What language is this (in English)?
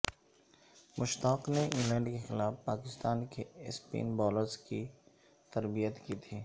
Urdu